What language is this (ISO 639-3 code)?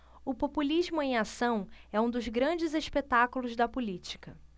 por